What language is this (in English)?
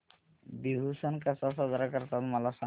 Marathi